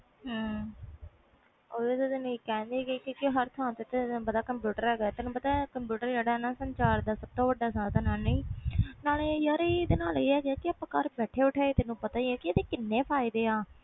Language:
Punjabi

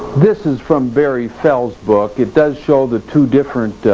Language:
English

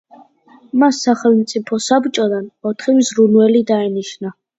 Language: Georgian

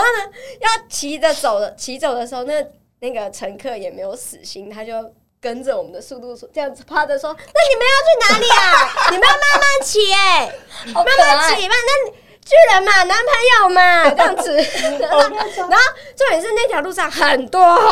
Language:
Chinese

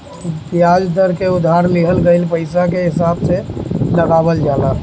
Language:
Bhojpuri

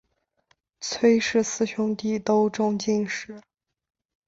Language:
Chinese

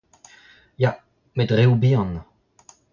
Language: Breton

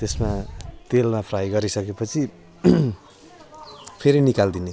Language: Nepali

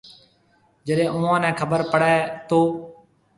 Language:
Marwari (Pakistan)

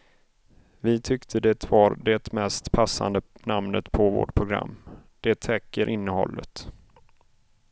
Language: Swedish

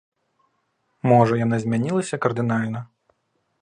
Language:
Belarusian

